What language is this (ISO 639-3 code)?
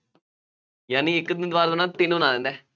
pan